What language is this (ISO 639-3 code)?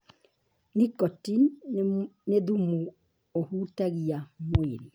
kik